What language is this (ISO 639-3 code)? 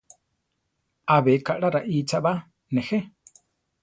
tar